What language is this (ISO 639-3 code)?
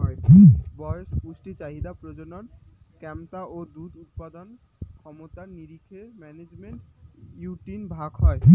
ben